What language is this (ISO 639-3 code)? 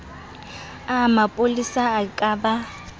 sot